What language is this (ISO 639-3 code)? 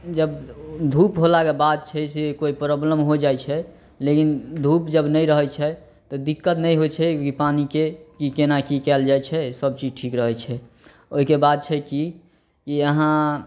mai